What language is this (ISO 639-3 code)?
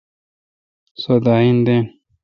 xka